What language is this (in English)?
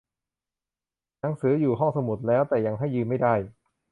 Thai